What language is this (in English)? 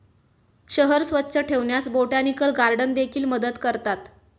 Marathi